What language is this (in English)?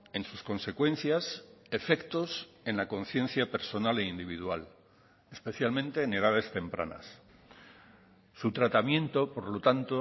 Spanish